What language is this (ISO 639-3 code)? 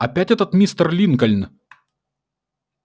rus